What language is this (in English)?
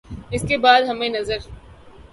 Urdu